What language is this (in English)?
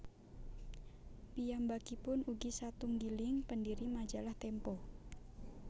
Javanese